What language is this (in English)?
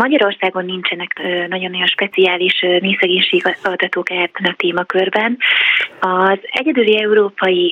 Hungarian